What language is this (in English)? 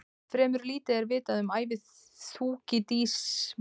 Icelandic